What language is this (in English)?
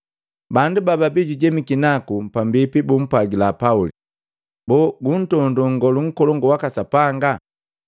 Matengo